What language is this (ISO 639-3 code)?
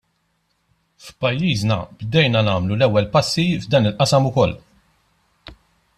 mlt